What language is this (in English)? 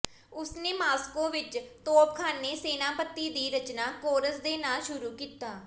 Punjabi